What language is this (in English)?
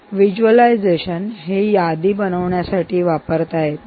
Marathi